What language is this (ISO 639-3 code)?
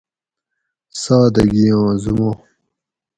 gwc